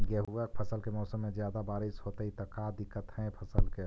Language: Magahi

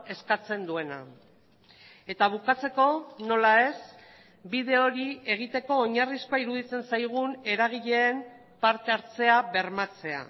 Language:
Basque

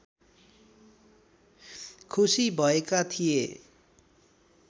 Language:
Nepali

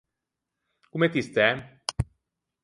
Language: Ligurian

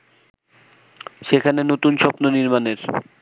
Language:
Bangla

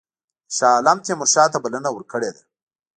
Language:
Pashto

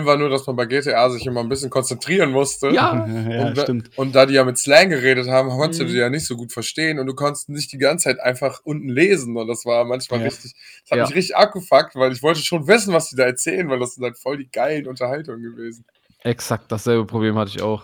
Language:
German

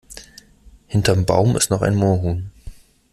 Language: German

